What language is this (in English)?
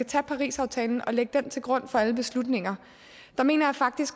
Danish